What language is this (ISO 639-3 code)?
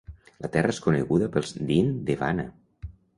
cat